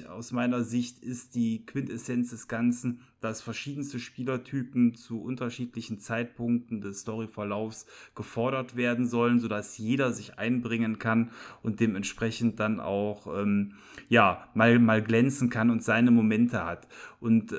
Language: German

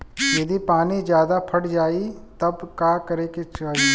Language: Bhojpuri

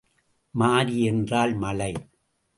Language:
Tamil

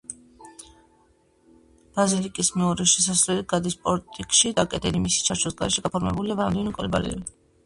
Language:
Georgian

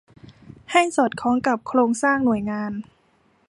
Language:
Thai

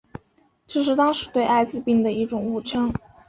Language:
Chinese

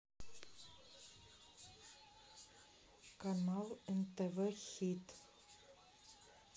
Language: Russian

